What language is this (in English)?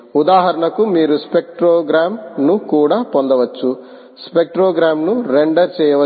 Telugu